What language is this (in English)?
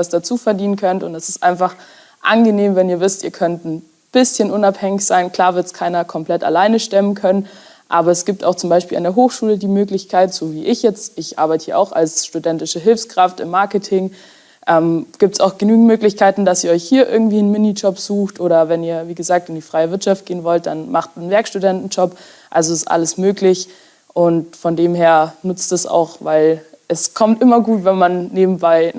German